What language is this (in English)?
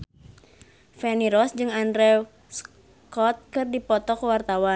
Sundanese